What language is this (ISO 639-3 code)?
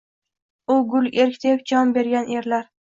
uzb